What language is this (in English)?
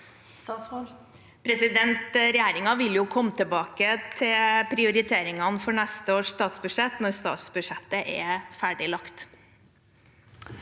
Norwegian